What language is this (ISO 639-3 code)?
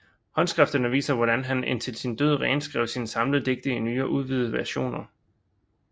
dan